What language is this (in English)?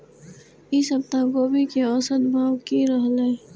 Maithili